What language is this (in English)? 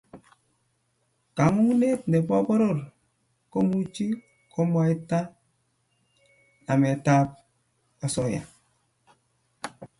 Kalenjin